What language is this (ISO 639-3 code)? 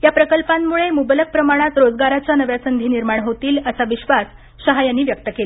mar